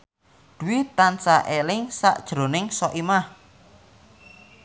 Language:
Javanese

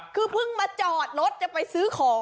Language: Thai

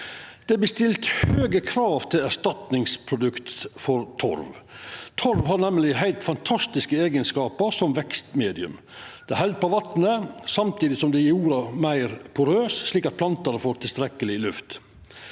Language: Norwegian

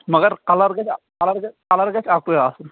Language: Kashmiri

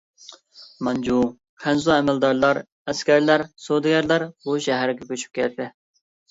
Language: Uyghur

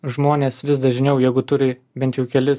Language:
Lithuanian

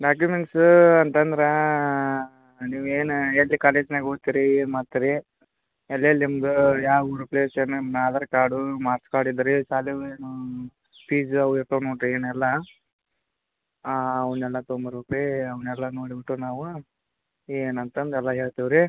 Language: Kannada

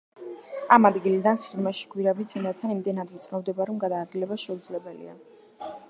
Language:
Georgian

